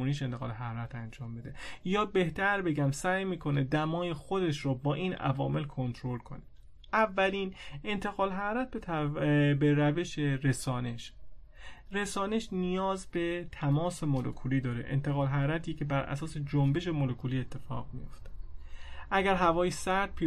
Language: Persian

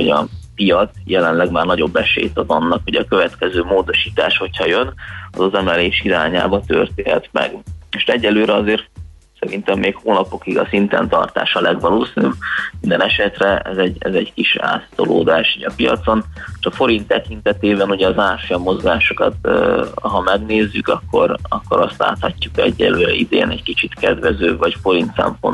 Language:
Hungarian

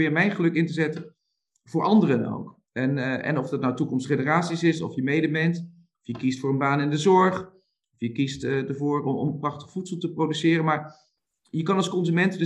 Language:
Dutch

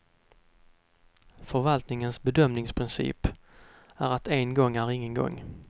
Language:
Swedish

